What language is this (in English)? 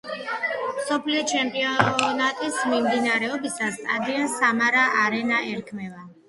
Georgian